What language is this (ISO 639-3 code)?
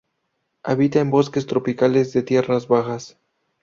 spa